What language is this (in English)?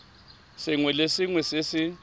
Tswana